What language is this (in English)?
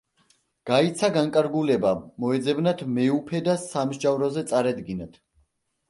Georgian